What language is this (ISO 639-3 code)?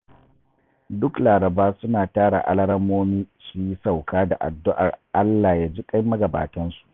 hau